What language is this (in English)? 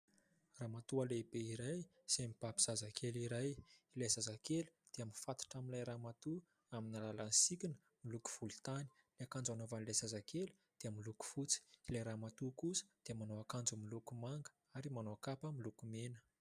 Malagasy